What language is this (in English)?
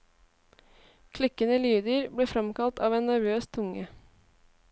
Norwegian